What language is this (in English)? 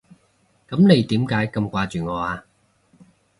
Cantonese